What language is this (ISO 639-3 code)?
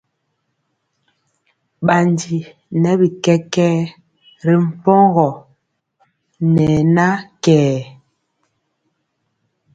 mcx